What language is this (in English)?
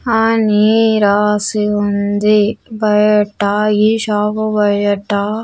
Telugu